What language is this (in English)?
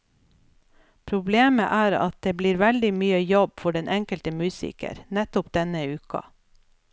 Norwegian